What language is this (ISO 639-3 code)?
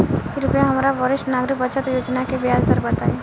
bho